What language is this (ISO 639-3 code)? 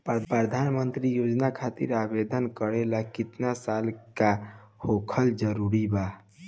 bho